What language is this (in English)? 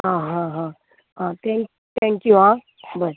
Konkani